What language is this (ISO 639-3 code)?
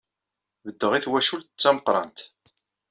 kab